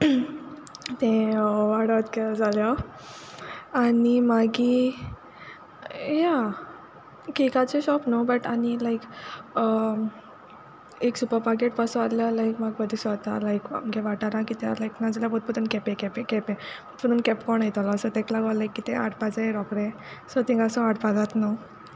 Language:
Konkani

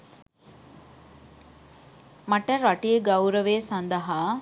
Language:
Sinhala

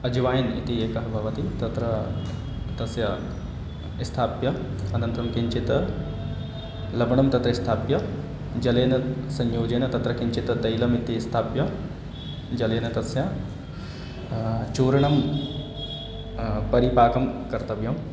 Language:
Sanskrit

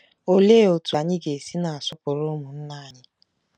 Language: Igbo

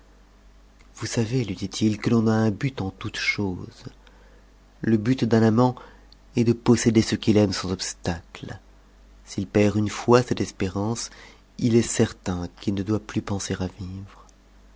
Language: French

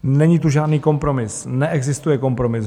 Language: Czech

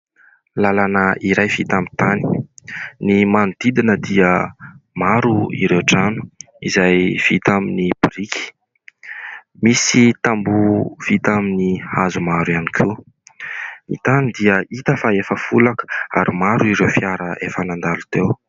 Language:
Malagasy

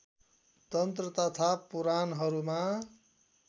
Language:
Nepali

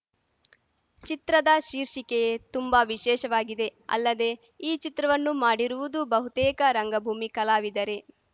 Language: Kannada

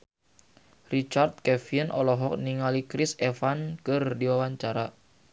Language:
Sundanese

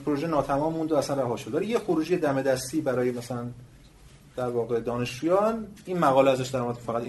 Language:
Persian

